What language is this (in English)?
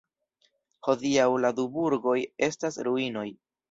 Esperanto